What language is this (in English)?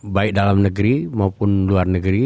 Indonesian